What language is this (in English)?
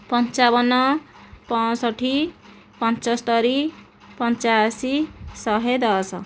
Odia